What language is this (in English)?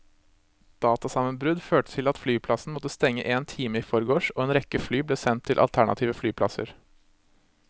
Norwegian